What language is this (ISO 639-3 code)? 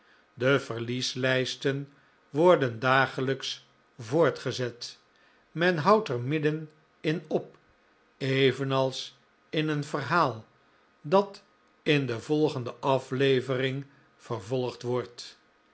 nld